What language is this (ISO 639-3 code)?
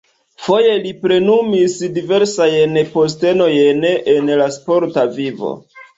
epo